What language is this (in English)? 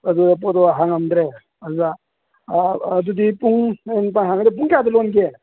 Manipuri